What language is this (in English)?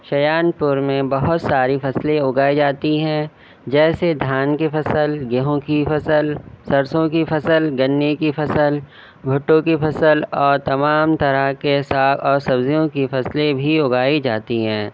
Urdu